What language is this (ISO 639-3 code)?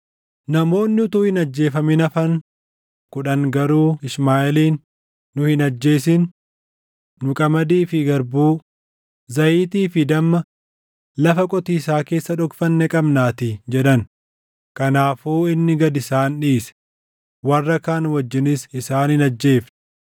orm